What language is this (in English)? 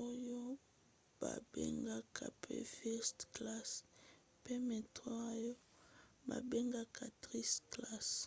Lingala